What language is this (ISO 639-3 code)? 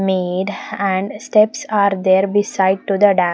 eng